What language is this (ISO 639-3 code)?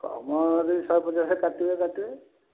ori